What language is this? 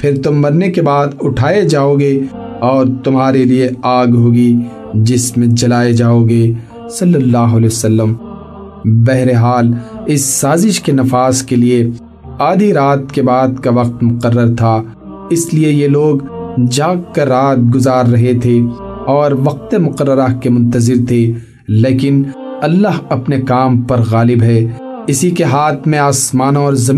Urdu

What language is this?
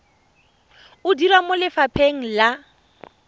Tswana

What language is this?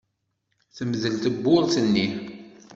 Kabyle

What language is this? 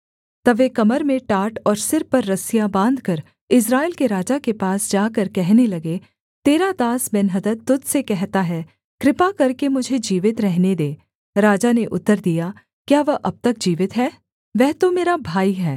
Hindi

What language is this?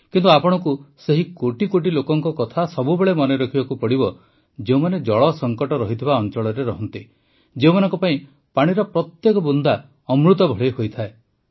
Odia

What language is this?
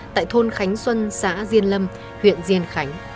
Vietnamese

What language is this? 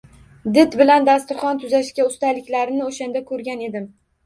Uzbek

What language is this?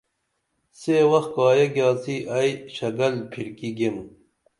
Dameli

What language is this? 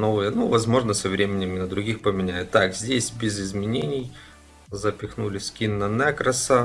Russian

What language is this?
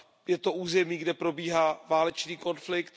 Czech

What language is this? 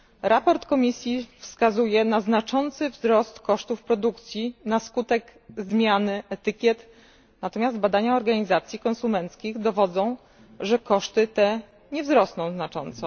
Polish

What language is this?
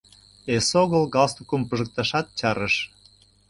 Mari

